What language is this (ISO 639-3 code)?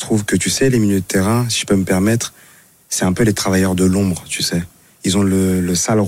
fra